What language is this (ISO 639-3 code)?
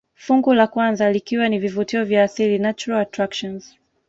swa